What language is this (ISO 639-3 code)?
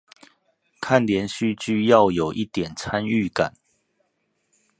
zho